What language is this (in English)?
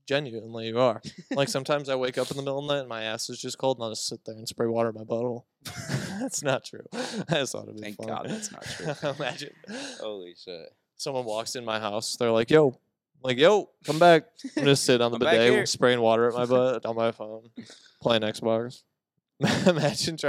English